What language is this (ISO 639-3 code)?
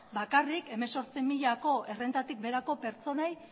eus